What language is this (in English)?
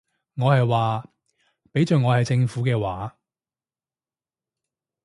Cantonese